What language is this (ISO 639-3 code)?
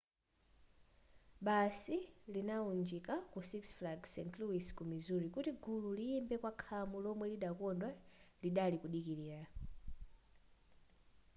nya